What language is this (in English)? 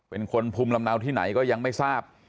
Thai